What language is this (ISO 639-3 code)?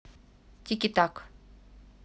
rus